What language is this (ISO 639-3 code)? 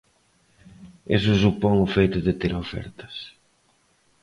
glg